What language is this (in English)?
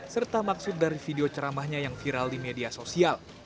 Indonesian